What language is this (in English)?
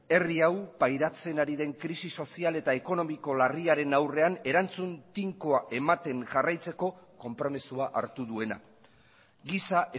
Basque